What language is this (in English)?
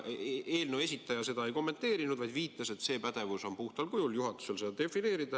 Estonian